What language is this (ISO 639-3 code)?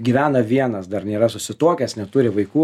lit